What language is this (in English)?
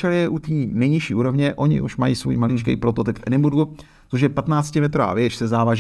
Czech